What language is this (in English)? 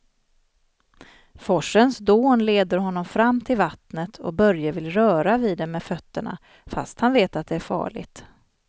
Swedish